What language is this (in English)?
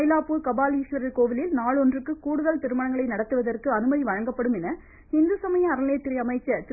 Tamil